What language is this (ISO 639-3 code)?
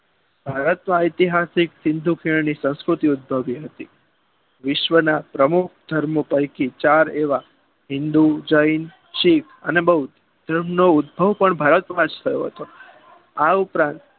guj